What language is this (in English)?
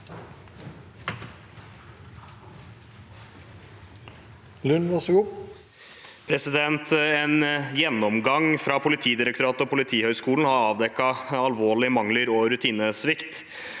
Norwegian